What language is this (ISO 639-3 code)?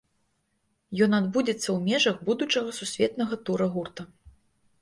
bel